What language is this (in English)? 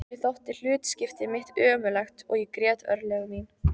Icelandic